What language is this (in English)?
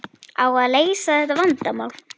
Icelandic